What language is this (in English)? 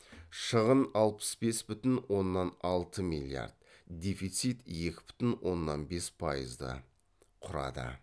Kazakh